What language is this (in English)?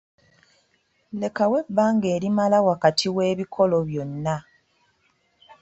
Ganda